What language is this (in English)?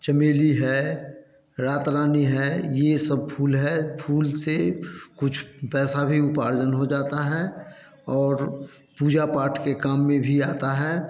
Hindi